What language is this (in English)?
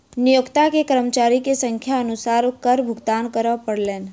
Maithili